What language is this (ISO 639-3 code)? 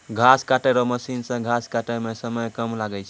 mai